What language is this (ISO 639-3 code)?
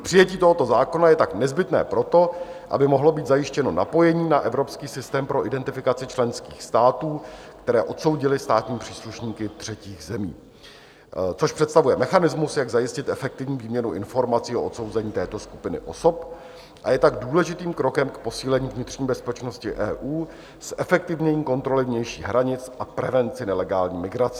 ces